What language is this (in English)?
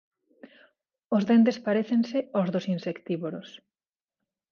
Galician